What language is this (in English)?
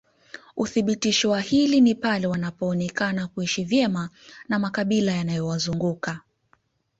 Swahili